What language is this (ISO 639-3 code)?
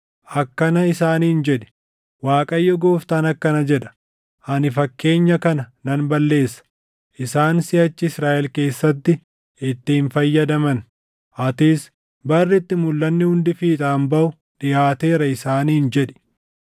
orm